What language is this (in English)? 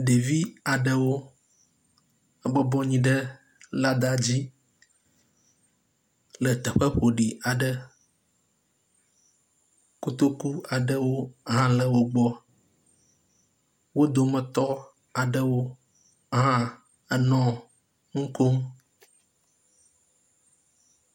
Ewe